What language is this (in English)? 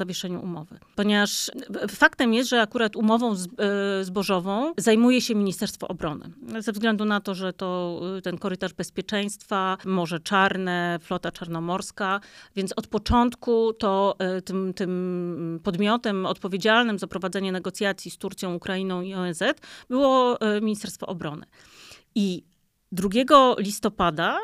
Polish